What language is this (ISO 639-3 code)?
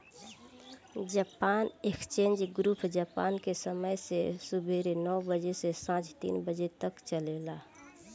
bho